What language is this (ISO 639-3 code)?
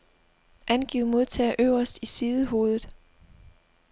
dan